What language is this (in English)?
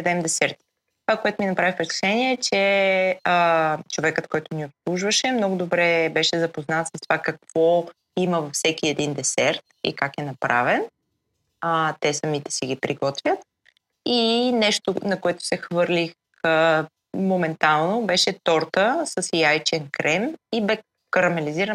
Bulgarian